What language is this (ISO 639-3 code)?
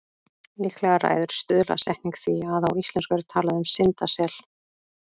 isl